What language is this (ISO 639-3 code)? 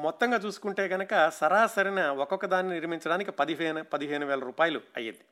tel